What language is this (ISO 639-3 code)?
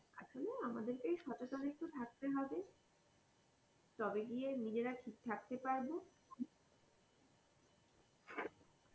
ben